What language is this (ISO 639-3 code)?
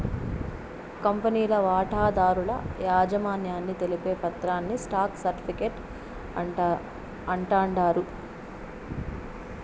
tel